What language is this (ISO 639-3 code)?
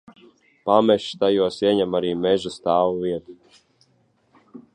lav